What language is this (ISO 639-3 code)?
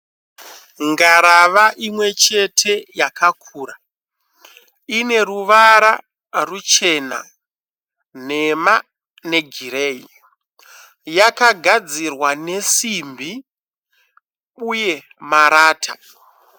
sna